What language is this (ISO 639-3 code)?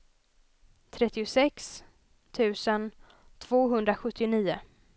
swe